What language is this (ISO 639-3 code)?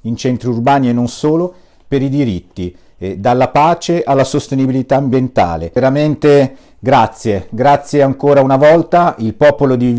ita